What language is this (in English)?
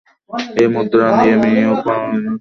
Bangla